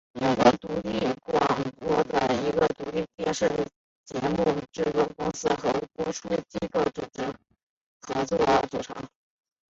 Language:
Chinese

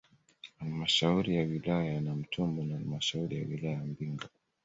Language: Swahili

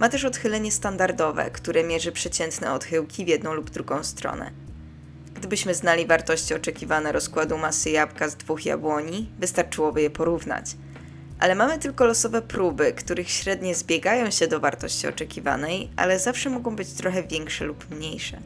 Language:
Polish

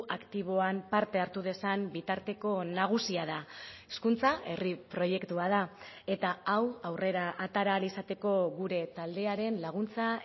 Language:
Basque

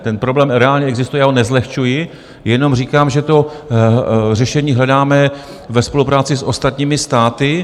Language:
Czech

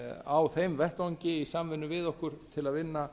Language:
Icelandic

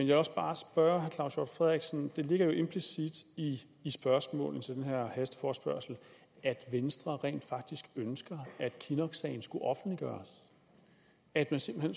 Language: Danish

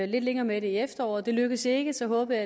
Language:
Danish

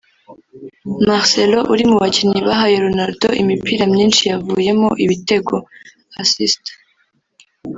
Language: Kinyarwanda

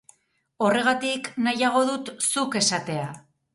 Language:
Basque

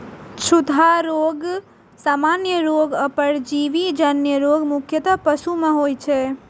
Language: Maithili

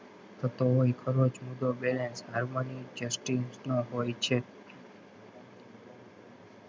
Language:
Gujarati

